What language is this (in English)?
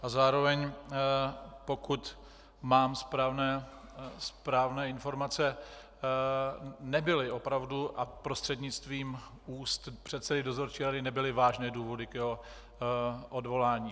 Czech